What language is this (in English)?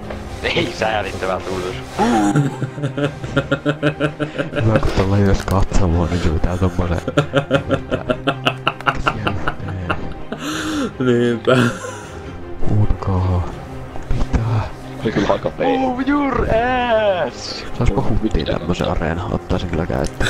Finnish